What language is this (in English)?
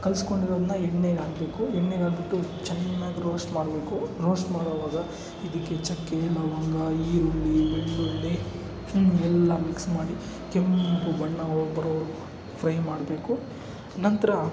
Kannada